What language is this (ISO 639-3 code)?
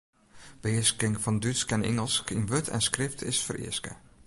fry